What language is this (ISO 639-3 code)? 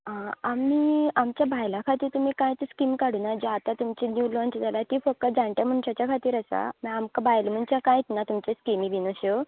kok